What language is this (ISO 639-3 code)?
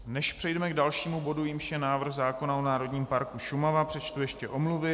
ces